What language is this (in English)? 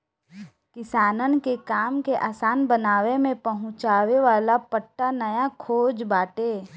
Bhojpuri